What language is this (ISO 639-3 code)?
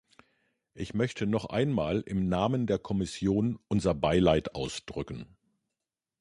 deu